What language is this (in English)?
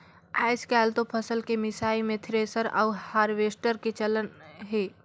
Chhattisgarhi